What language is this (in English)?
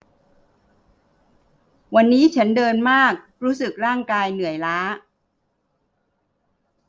Thai